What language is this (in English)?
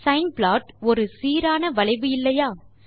Tamil